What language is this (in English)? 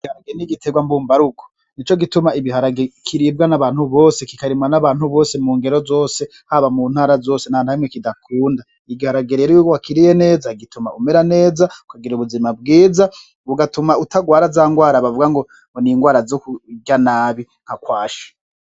Rundi